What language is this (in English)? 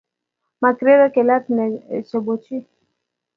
Kalenjin